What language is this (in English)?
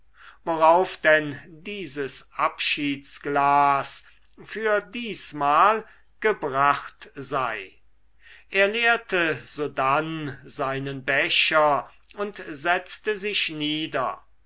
German